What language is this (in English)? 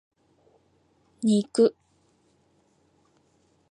Japanese